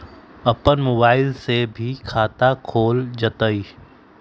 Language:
Magahi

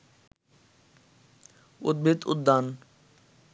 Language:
Bangla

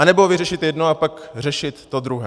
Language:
Czech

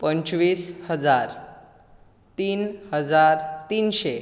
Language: Konkani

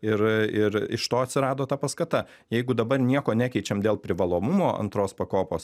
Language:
Lithuanian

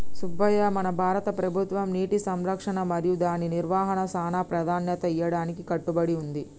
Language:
Telugu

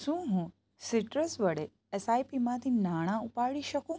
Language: Gujarati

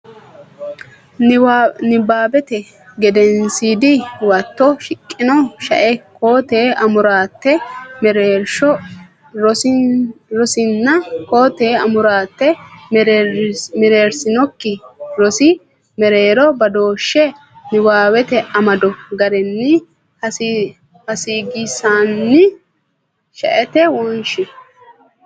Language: Sidamo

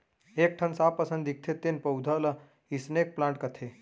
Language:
Chhattisgarhi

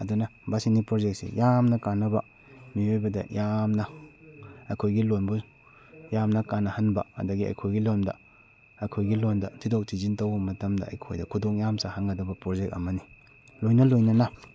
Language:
Manipuri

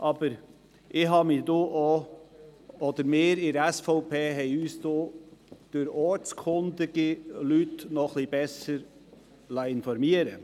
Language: Swiss German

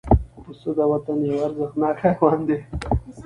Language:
Pashto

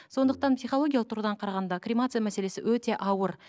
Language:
Kazakh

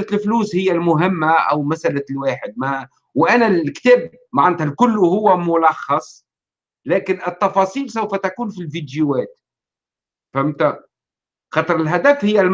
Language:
Arabic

